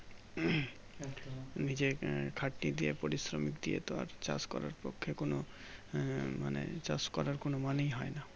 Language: Bangla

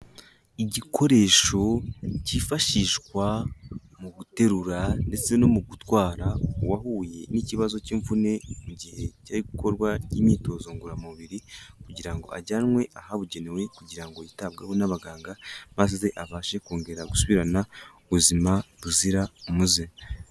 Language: Kinyarwanda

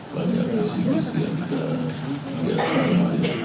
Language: Indonesian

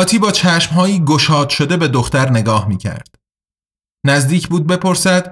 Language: Persian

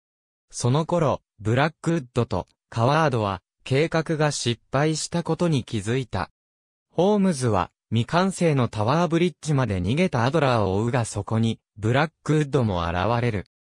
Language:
Japanese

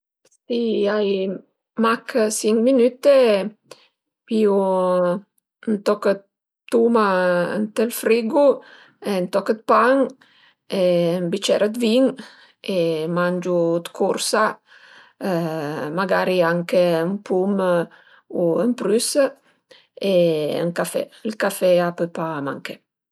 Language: Piedmontese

